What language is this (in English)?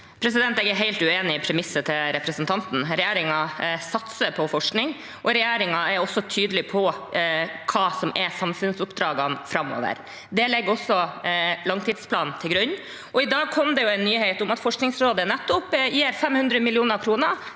Norwegian